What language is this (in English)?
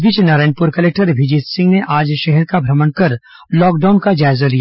Hindi